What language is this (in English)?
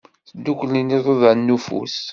Kabyle